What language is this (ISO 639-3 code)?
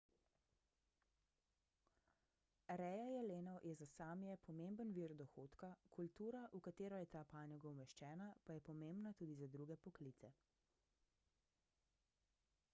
slv